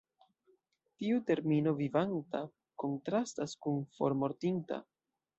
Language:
Esperanto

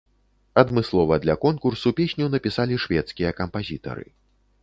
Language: Belarusian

